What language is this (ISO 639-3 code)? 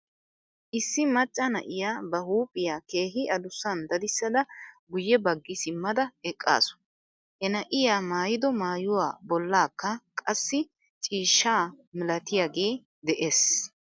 wal